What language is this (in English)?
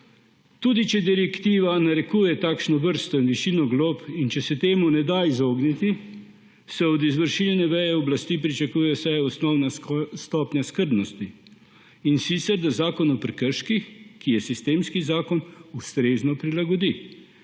Slovenian